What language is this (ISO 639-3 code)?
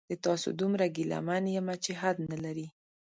pus